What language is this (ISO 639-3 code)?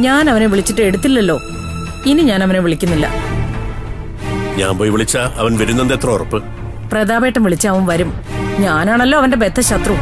mal